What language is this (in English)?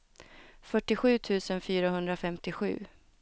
Swedish